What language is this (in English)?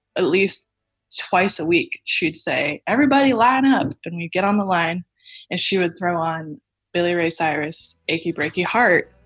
English